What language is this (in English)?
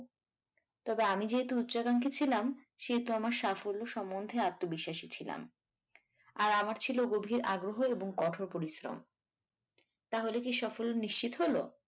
Bangla